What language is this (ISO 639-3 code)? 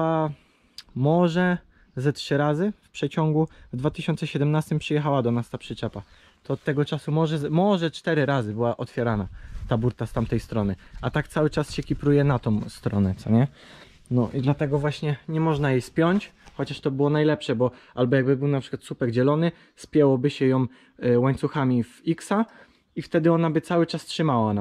pol